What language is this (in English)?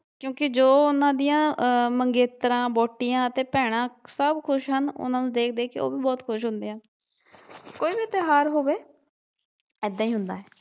Punjabi